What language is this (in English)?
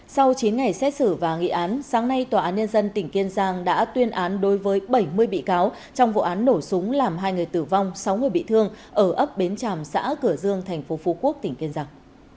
Vietnamese